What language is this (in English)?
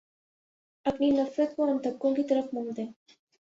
Urdu